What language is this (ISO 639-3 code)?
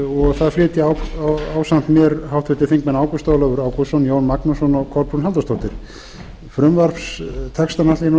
isl